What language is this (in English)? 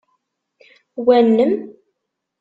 Kabyle